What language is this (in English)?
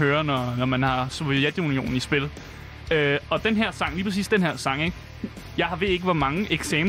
Danish